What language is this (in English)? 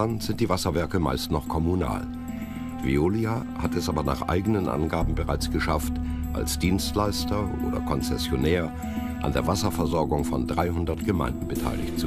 German